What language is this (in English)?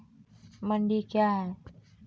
Maithili